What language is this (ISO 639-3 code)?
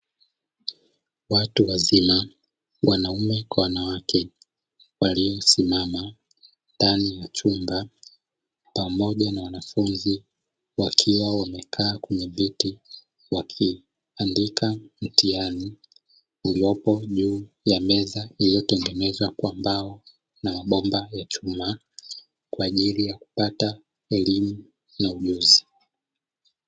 swa